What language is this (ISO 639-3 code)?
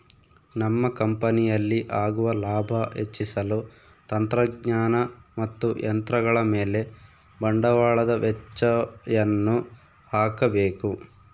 kan